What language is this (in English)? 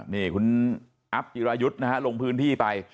Thai